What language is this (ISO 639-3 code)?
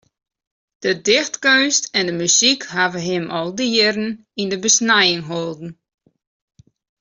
fry